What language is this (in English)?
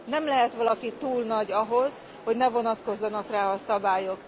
Hungarian